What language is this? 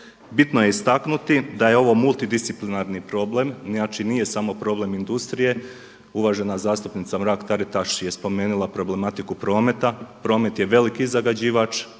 Croatian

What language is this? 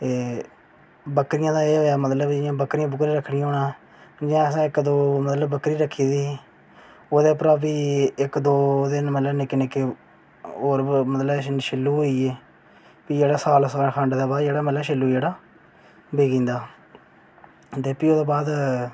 Dogri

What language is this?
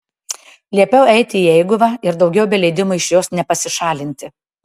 Lithuanian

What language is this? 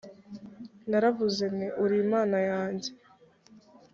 Kinyarwanda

